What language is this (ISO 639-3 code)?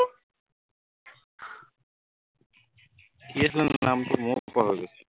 asm